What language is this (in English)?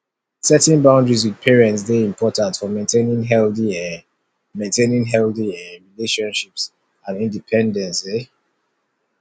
Nigerian Pidgin